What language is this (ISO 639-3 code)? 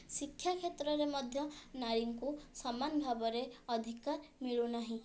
ori